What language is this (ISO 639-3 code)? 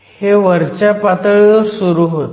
mar